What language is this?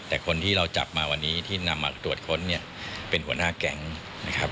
Thai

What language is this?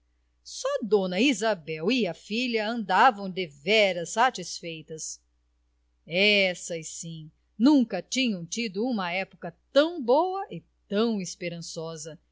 Portuguese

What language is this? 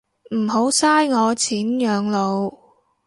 Cantonese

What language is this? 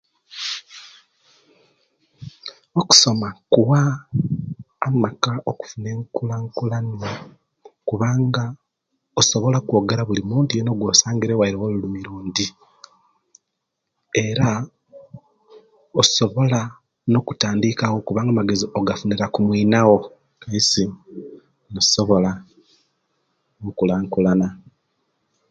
Kenyi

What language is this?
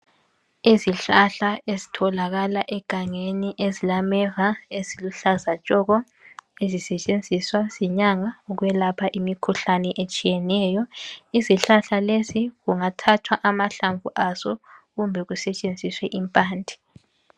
North Ndebele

